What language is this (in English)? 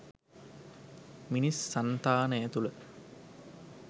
Sinhala